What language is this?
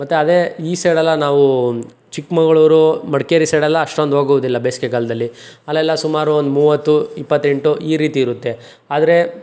Kannada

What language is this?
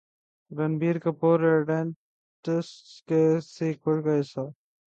Urdu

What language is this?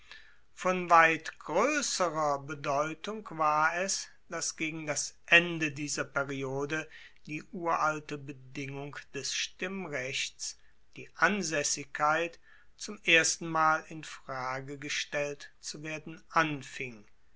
German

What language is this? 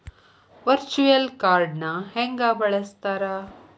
Kannada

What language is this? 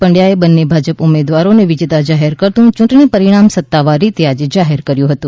Gujarati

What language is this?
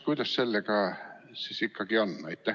Estonian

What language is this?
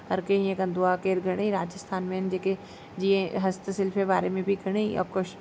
Sindhi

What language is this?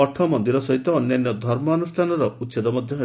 Odia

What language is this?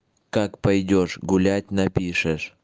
Russian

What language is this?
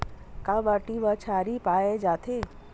Chhattisgarhi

